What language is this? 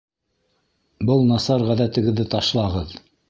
Bashkir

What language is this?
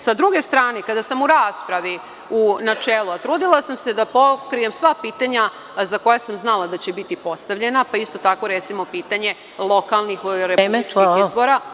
Serbian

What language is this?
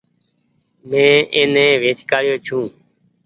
Goaria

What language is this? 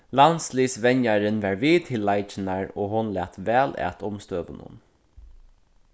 Faroese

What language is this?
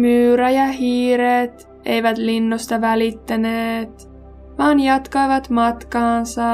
Finnish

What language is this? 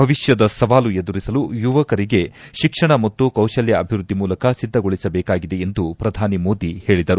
Kannada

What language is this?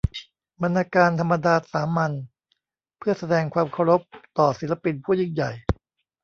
Thai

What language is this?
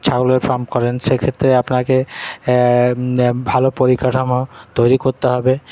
Bangla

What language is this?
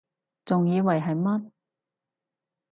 Cantonese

